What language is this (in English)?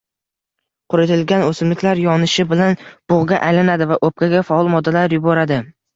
Uzbek